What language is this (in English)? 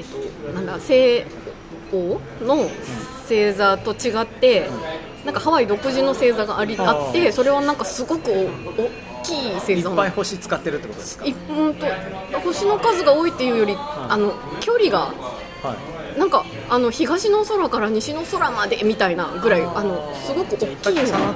Japanese